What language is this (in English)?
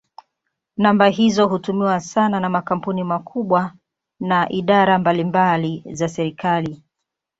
Swahili